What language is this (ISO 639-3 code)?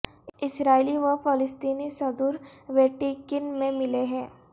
urd